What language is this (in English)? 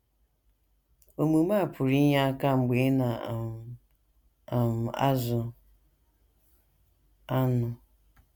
Igbo